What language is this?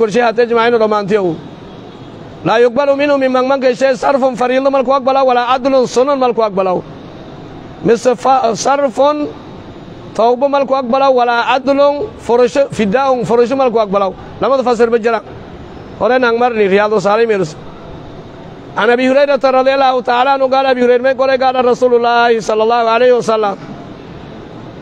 Arabic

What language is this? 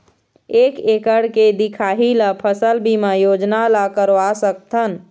Chhattisgarhi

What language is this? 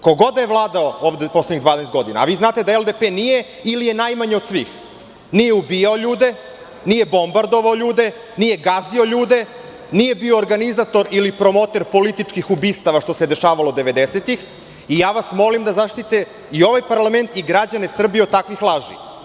Serbian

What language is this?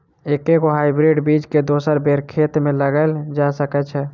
Maithili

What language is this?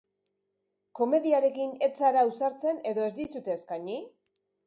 Basque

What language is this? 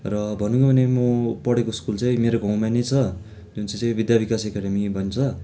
Nepali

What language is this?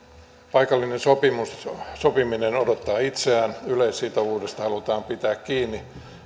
Finnish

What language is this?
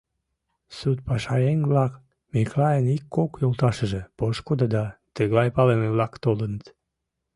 Mari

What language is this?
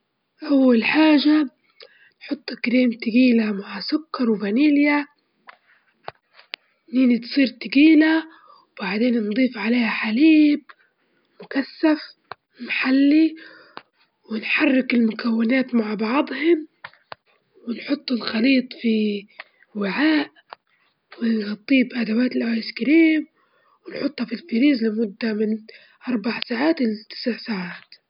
Libyan Arabic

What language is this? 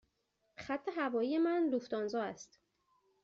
Persian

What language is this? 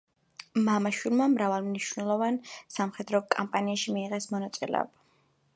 Georgian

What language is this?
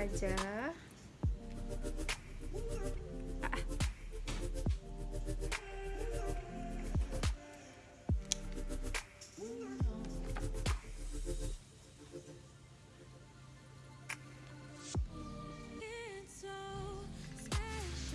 Indonesian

